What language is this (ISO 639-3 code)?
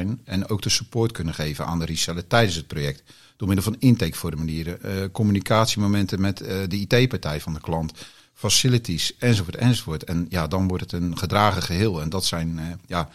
nld